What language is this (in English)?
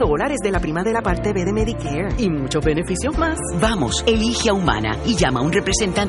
Spanish